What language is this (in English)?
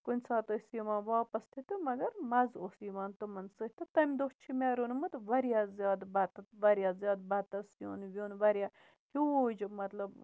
Kashmiri